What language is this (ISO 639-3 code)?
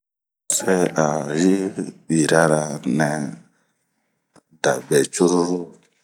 bmq